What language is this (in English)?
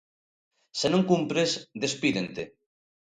Galician